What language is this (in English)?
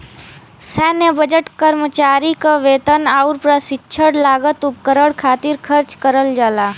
Bhojpuri